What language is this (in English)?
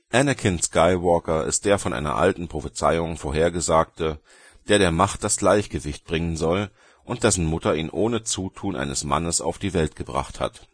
German